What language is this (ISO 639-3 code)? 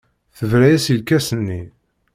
kab